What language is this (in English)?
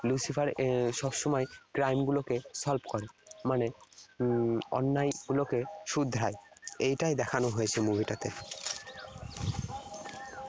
Bangla